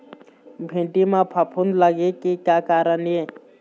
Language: Chhattisgarhi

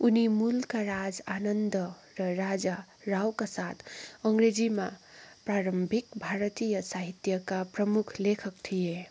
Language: Nepali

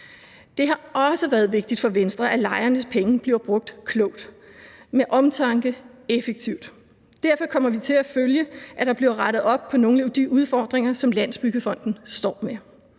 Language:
Danish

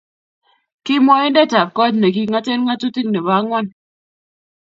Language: Kalenjin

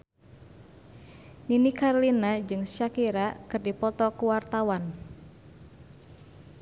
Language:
Sundanese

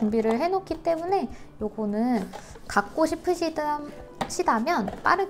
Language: Korean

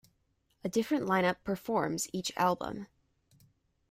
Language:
English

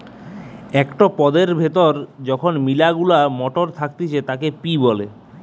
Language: Bangla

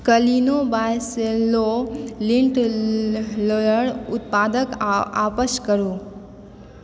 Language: Maithili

